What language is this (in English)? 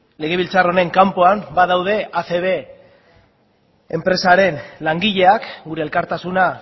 Basque